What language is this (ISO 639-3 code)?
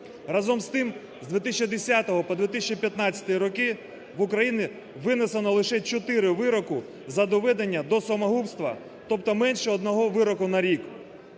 ukr